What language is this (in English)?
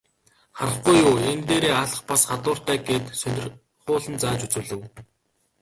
Mongolian